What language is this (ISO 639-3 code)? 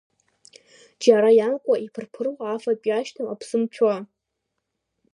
abk